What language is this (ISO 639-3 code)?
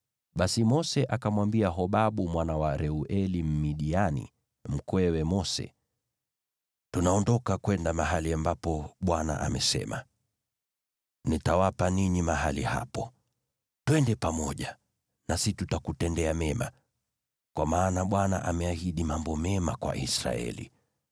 swa